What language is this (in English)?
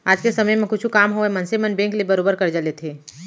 Chhattisgarhi